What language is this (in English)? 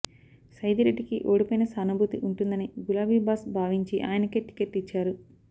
Telugu